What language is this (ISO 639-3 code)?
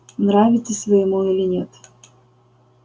rus